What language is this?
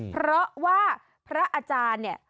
Thai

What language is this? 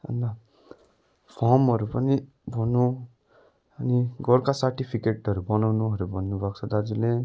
Nepali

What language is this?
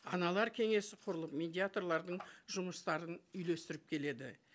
Kazakh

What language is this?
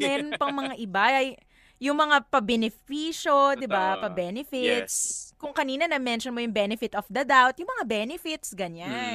Filipino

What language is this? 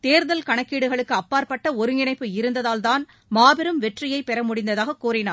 Tamil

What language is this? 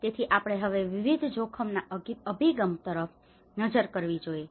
Gujarati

